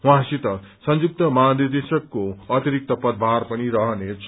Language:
Nepali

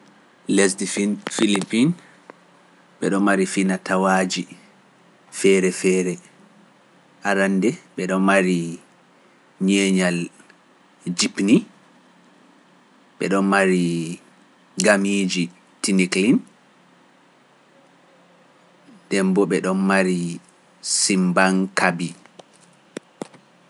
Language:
Pular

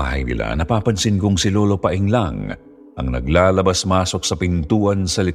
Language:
Filipino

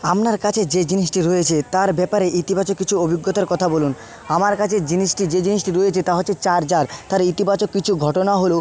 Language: Bangla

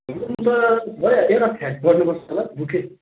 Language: Nepali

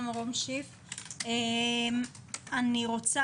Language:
Hebrew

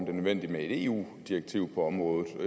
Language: Danish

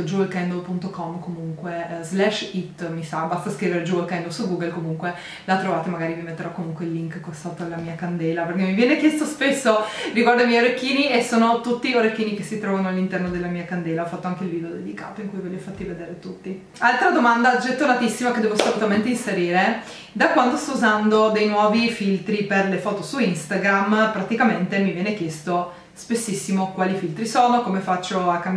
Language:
Italian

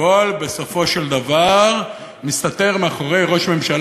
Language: Hebrew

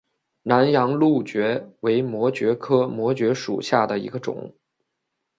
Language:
Chinese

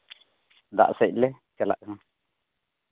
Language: Santali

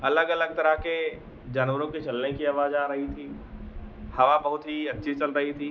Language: Hindi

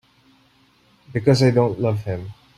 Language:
English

